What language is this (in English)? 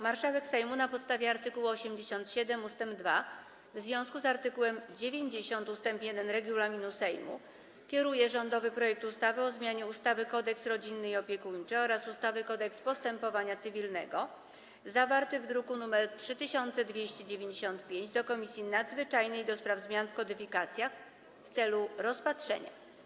Polish